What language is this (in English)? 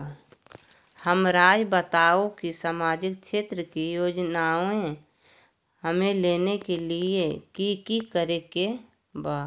Magahi